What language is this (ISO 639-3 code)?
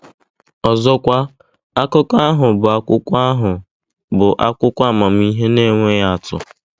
ibo